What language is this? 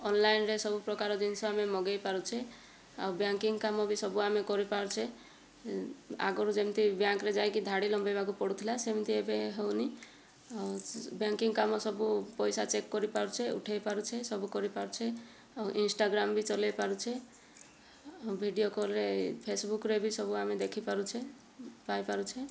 Odia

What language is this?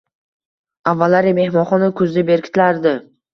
Uzbek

